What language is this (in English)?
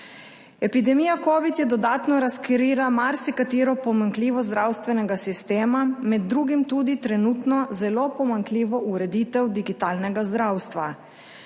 Slovenian